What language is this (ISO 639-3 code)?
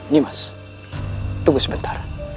ind